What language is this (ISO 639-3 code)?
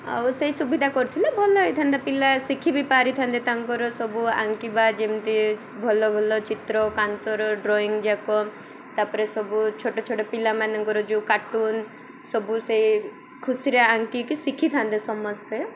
ori